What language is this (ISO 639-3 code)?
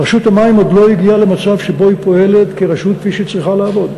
heb